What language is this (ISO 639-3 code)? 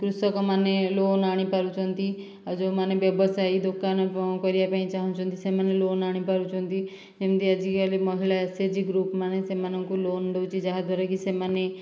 ori